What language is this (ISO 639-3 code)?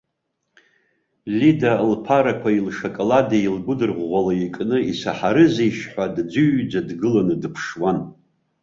abk